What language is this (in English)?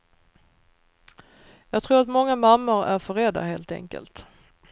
Swedish